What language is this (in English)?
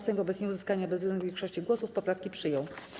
Polish